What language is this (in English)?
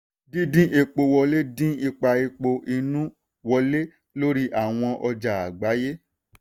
Yoruba